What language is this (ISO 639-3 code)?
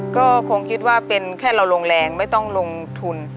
tha